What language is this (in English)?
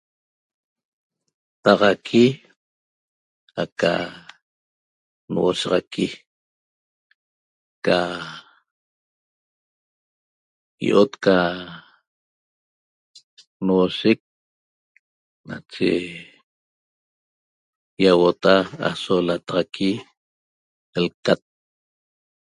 Toba